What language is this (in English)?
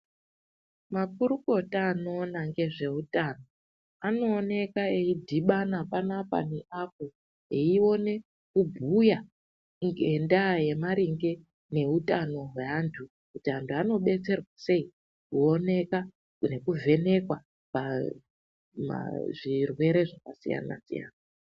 Ndau